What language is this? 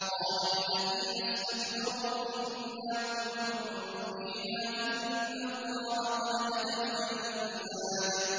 Arabic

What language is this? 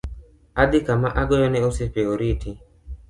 Luo (Kenya and Tanzania)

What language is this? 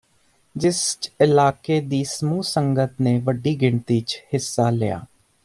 Punjabi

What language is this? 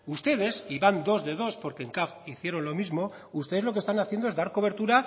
Spanish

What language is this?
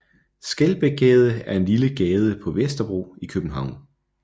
Danish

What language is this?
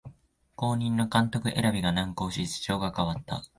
Japanese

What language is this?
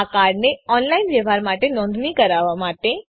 Gujarati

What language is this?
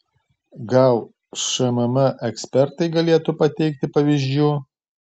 Lithuanian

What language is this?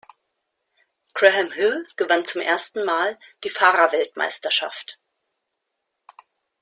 German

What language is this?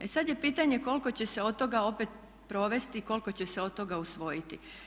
Croatian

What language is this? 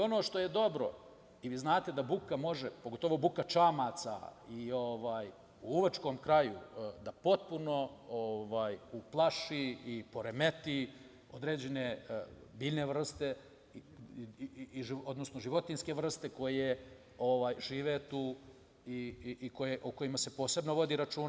Serbian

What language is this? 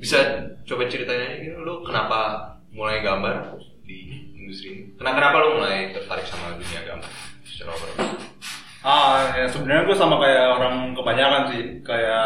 Indonesian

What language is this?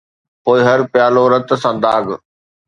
Sindhi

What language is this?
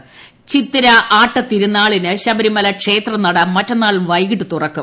Malayalam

